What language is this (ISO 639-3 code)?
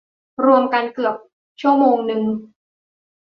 tha